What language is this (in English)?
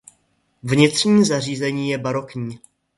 Czech